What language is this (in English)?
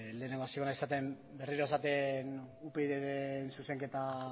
Basque